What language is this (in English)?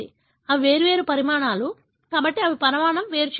Telugu